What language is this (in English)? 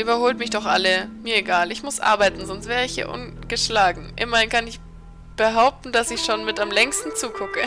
German